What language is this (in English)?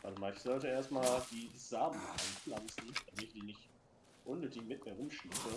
German